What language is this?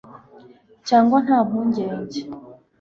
Kinyarwanda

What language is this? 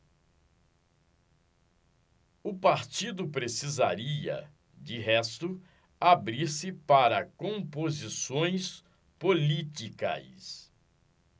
Portuguese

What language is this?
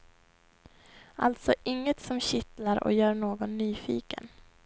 Swedish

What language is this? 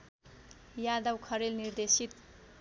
Nepali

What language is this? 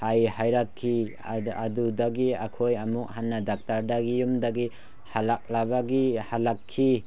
Manipuri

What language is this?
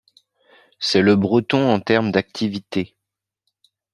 French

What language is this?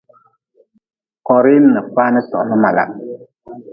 Nawdm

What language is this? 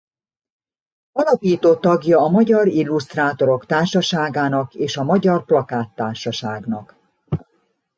Hungarian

